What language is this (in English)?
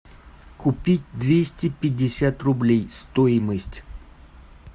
Russian